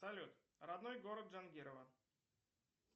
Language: Russian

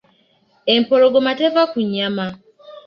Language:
Ganda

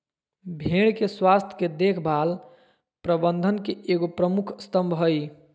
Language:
Magahi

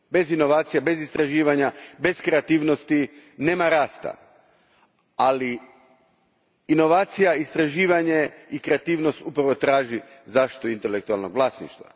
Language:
Croatian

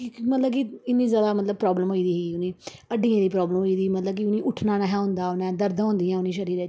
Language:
Dogri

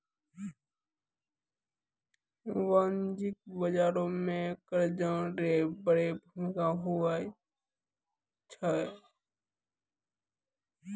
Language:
Maithili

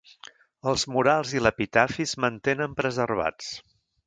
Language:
Catalan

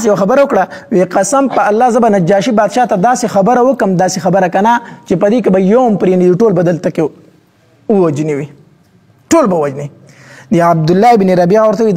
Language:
Arabic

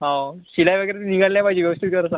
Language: Marathi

